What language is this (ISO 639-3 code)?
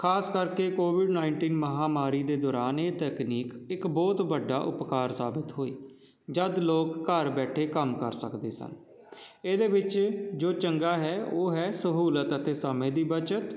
pan